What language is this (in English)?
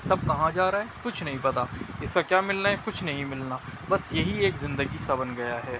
Urdu